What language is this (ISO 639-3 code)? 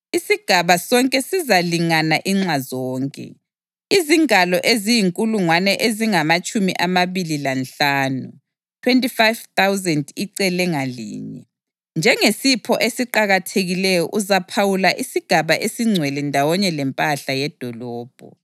nde